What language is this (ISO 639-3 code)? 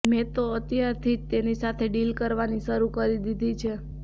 guj